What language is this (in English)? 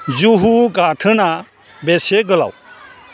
Bodo